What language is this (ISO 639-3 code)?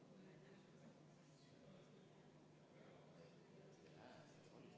est